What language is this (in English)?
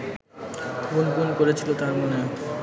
Bangla